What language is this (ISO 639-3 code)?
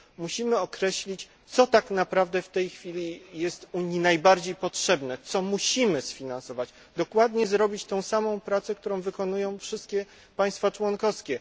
pol